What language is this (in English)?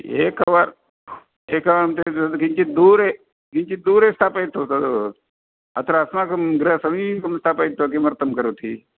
Sanskrit